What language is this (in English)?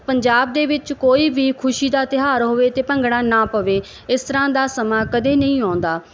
Punjabi